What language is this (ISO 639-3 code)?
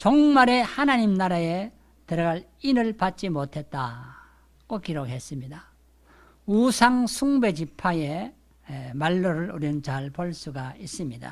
kor